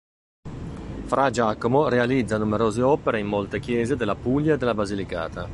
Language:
Italian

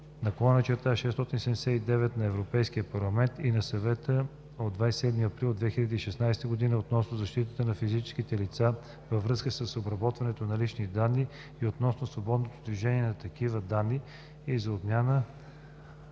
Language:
Bulgarian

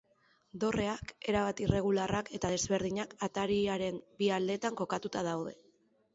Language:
Basque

